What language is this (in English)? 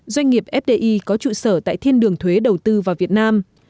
Vietnamese